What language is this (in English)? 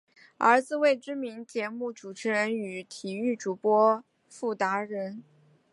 Chinese